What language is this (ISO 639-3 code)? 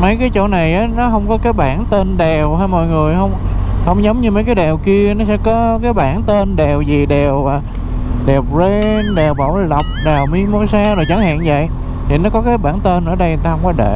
vie